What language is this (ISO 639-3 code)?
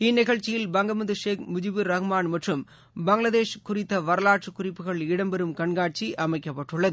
tam